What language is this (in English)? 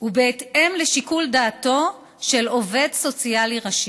Hebrew